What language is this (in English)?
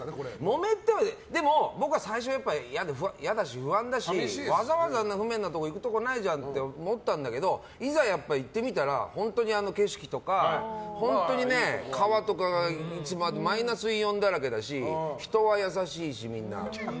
Japanese